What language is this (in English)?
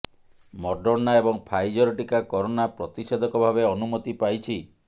Odia